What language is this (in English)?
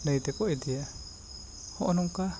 Santali